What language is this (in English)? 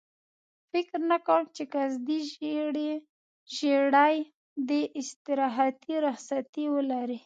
Pashto